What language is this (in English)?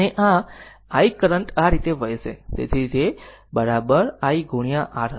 Gujarati